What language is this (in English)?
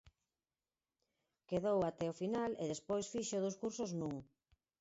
Galician